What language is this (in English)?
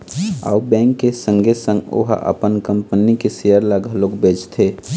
Chhattisgarhi